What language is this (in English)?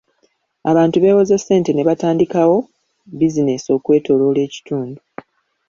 Ganda